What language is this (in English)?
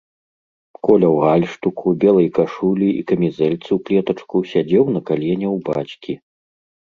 Belarusian